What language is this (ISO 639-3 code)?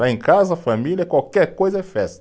por